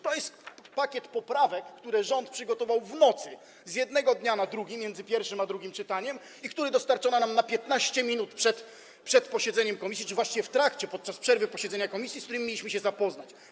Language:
Polish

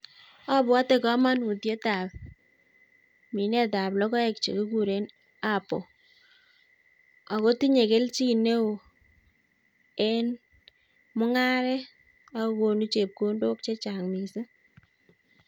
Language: Kalenjin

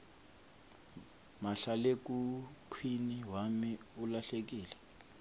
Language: Swati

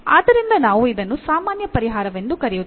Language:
Kannada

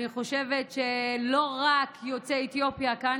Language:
Hebrew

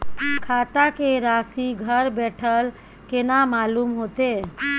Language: Maithili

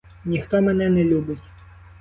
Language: Ukrainian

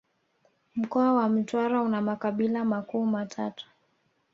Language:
Swahili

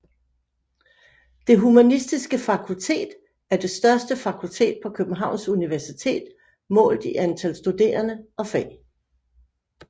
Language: Danish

